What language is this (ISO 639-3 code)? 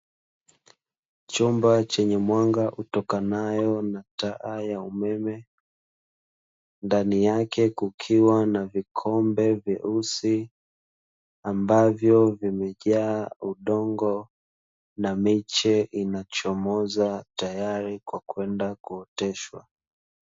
swa